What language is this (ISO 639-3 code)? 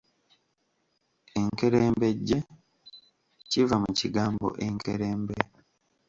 lug